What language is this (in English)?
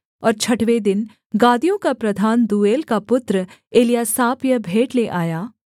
Hindi